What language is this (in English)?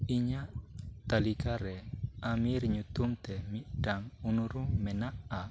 Santali